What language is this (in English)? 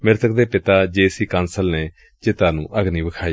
Punjabi